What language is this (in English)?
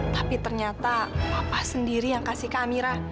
Indonesian